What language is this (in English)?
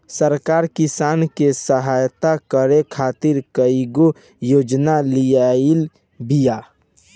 Bhojpuri